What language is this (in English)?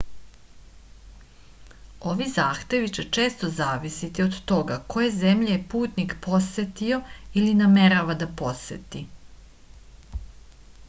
Serbian